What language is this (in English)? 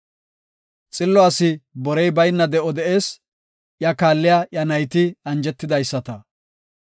Gofa